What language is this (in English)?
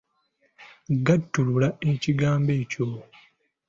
Ganda